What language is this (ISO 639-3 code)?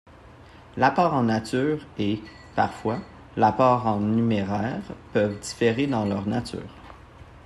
fra